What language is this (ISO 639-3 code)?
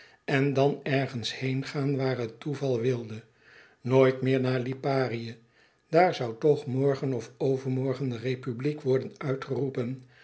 nld